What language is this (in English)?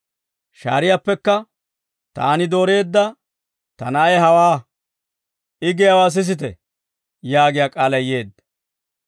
Dawro